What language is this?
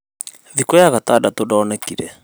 Kikuyu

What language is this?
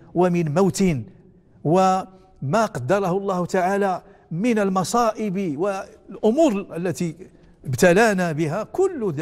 Arabic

